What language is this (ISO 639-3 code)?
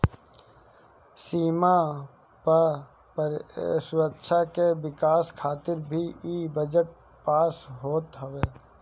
bho